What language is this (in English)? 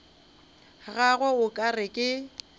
Northern Sotho